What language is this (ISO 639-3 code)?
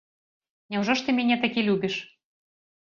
bel